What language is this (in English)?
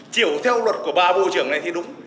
Vietnamese